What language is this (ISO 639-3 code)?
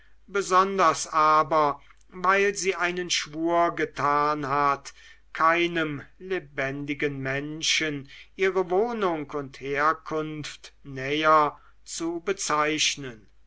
deu